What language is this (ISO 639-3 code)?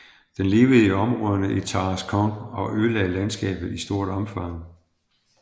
dan